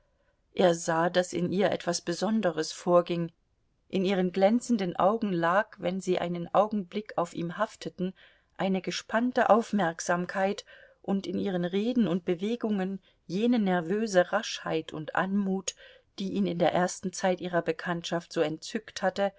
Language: German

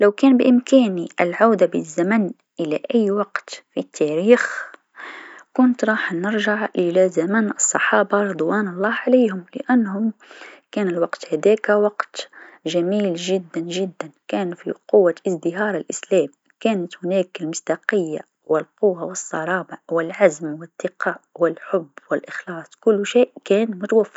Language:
Tunisian Arabic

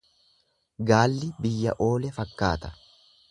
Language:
Oromo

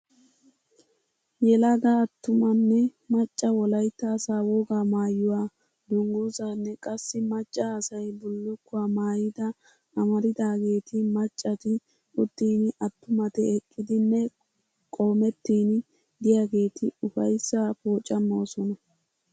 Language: Wolaytta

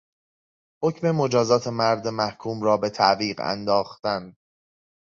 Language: Persian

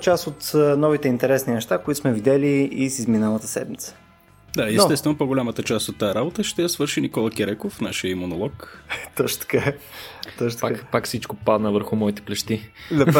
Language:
Bulgarian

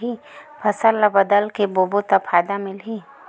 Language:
Chhattisgarhi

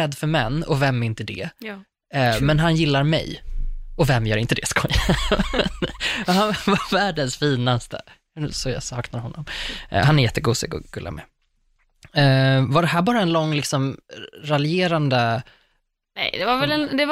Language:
Swedish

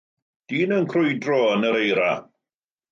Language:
Welsh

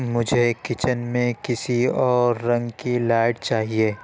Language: Urdu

